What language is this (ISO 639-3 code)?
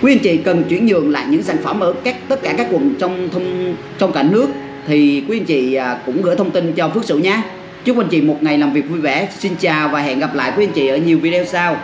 vie